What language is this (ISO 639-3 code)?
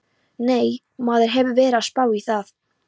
isl